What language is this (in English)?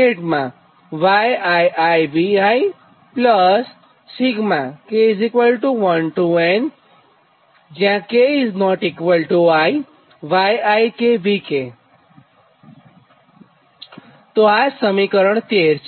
Gujarati